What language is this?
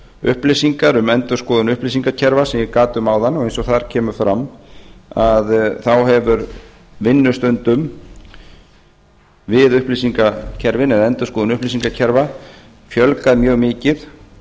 Icelandic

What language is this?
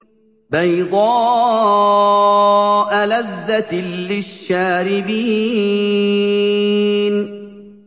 Arabic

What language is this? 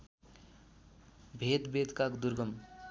Nepali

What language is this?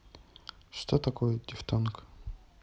Russian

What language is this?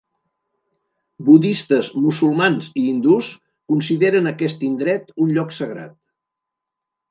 Catalan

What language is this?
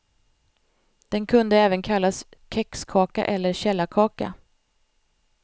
Swedish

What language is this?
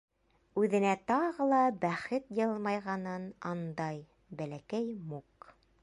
Bashkir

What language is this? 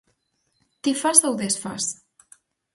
Galician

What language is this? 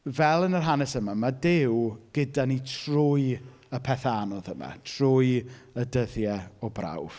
Welsh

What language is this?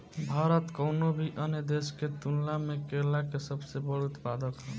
Bhojpuri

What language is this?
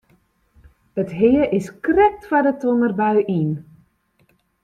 Western Frisian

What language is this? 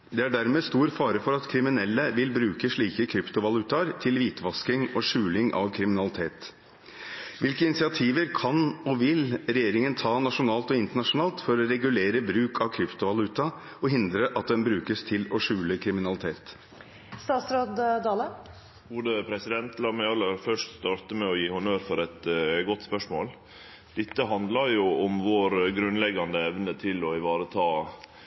Norwegian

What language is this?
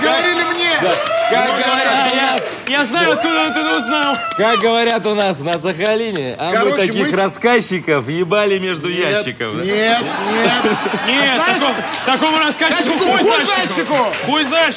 Russian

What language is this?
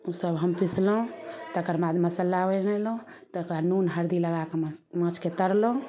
Maithili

